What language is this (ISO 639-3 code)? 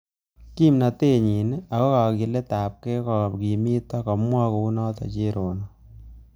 kln